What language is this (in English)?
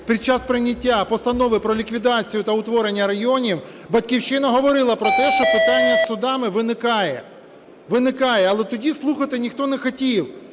Ukrainian